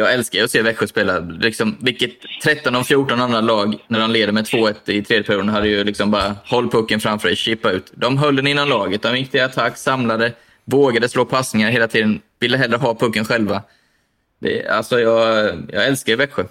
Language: Swedish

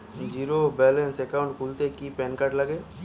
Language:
Bangla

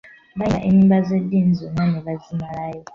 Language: Ganda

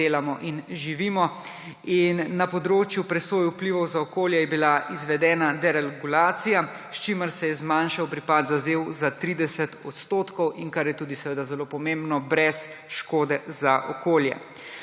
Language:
Slovenian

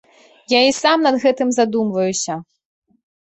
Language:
Belarusian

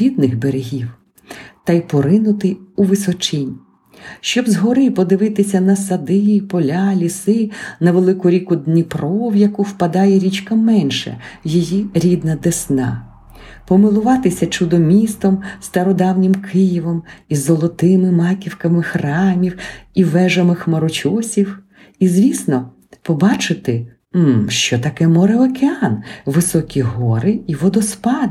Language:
Ukrainian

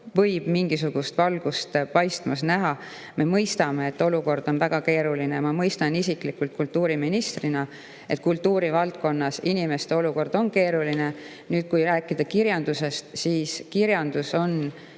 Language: Estonian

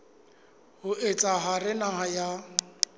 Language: Southern Sotho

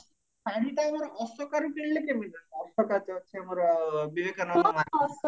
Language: Odia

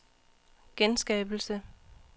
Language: Danish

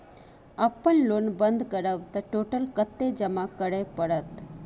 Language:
Maithili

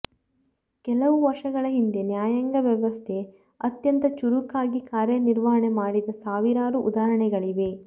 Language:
Kannada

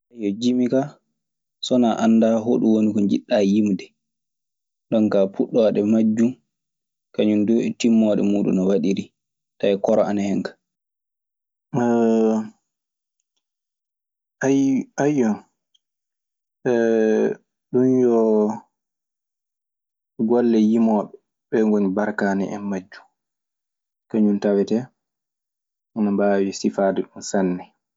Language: Maasina Fulfulde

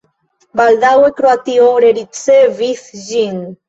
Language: Esperanto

